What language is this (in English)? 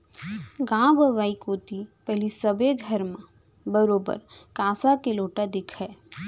Chhattisgarhi